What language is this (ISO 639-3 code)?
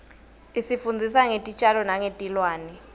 ssw